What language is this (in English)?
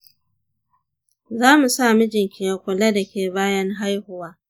Hausa